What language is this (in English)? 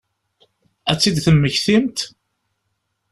Kabyle